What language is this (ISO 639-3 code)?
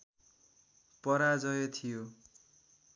nep